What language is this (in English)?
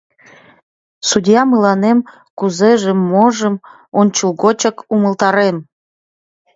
Mari